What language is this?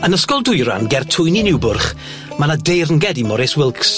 Welsh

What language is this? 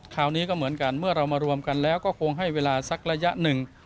Thai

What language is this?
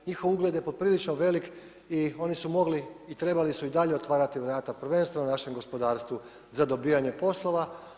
Croatian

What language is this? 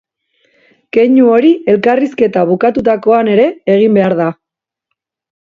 Basque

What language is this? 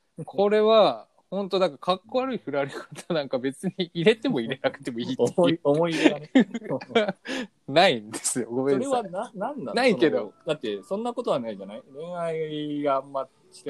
Japanese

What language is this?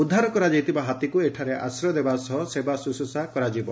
Odia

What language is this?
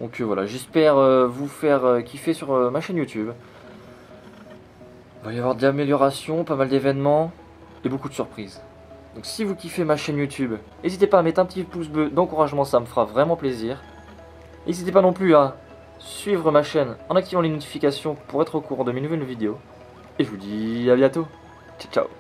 French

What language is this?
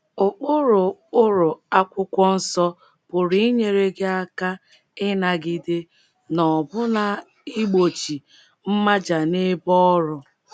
Igbo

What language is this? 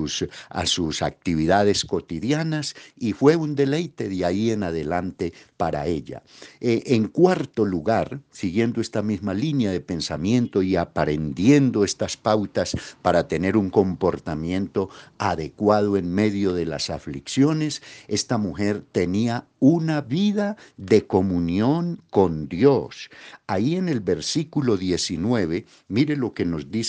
Spanish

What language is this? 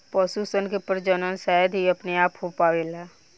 Bhojpuri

